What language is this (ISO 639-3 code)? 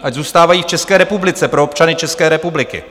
ces